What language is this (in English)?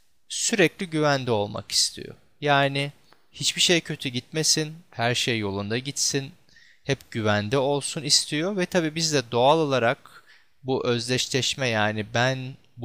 Turkish